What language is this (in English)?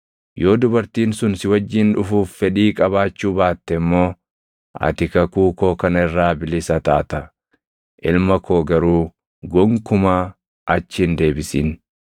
Oromo